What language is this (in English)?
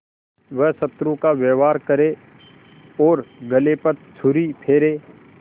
Hindi